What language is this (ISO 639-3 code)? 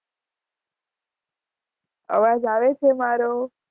guj